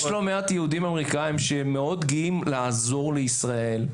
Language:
Hebrew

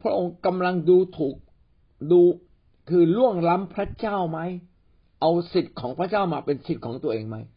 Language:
Thai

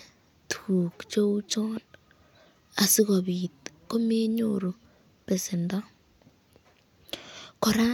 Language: Kalenjin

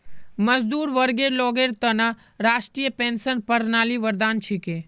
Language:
Magahi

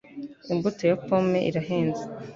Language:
Kinyarwanda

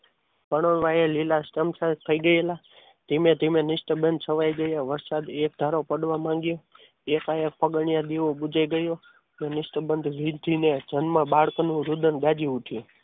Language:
Gujarati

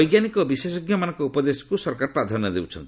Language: Odia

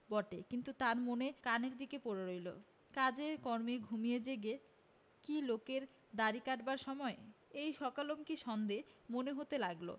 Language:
Bangla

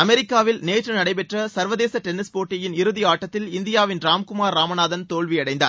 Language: Tamil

